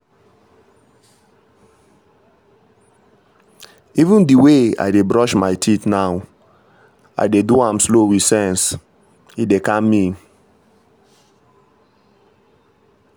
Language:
Nigerian Pidgin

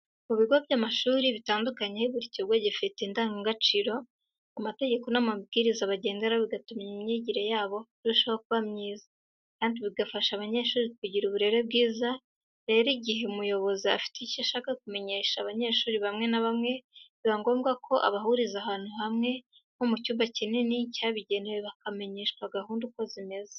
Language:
Kinyarwanda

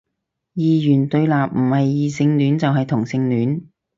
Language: Cantonese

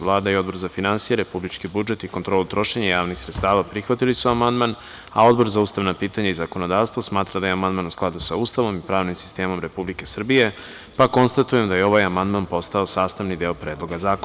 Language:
Serbian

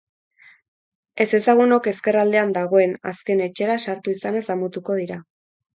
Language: Basque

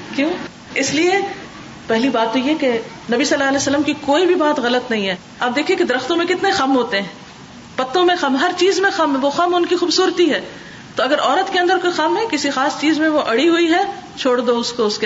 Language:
Urdu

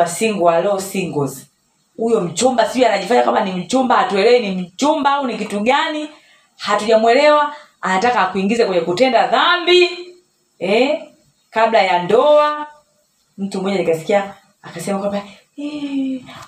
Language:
Swahili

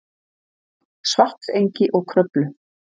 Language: Icelandic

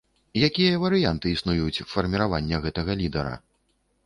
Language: Belarusian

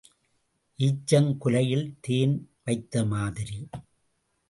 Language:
Tamil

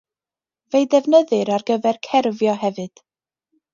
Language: Welsh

